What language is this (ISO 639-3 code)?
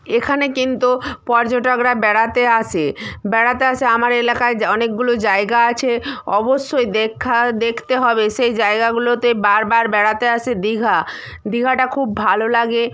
ben